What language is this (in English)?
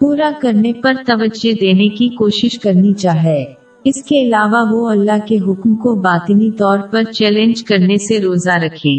Urdu